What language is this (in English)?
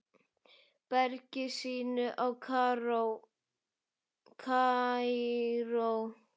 Icelandic